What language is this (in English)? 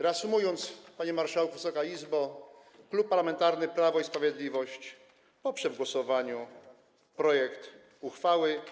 Polish